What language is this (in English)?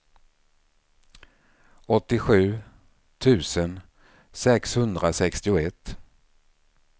Swedish